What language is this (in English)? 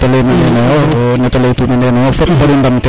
Serer